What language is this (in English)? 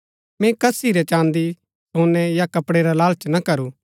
Gaddi